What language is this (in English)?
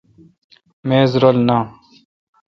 Kalkoti